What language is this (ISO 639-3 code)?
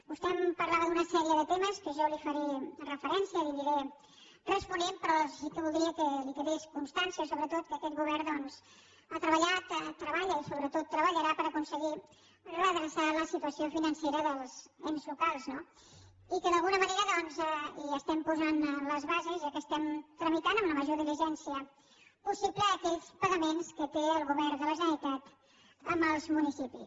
cat